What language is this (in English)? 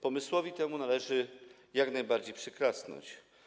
Polish